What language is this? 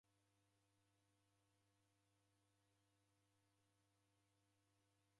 Taita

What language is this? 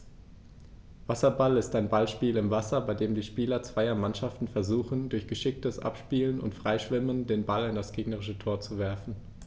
German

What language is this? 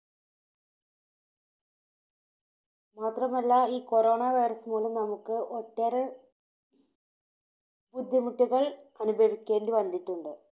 Malayalam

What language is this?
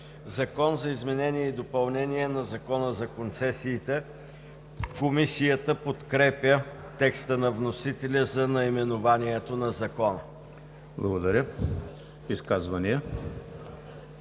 Bulgarian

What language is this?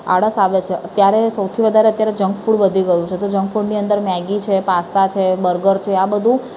Gujarati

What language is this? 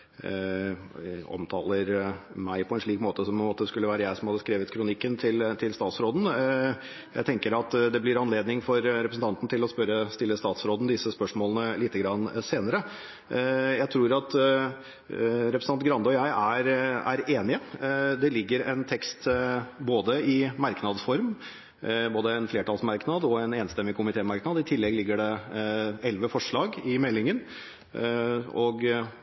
Norwegian Bokmål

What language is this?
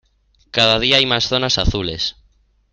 Spanish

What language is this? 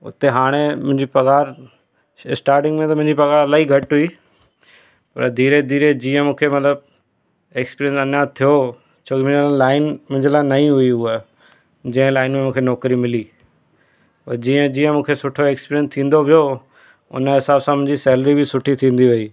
Sindhi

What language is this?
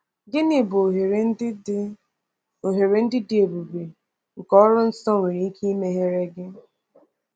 Igbo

